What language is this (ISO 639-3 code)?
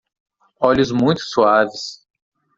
por